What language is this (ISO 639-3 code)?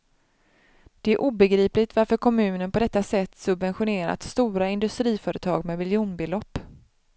swe